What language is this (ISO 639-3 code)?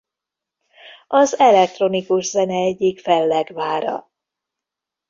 hun